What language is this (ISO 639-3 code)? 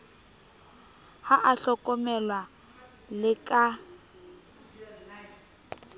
sot